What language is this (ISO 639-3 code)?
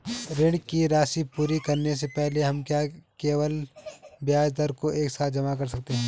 hin